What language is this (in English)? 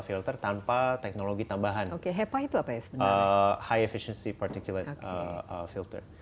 Indonesian